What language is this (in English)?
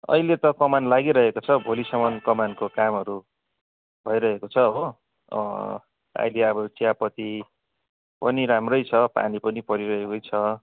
Nepali